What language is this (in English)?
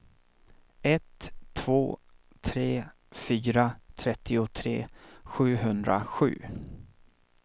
Swedish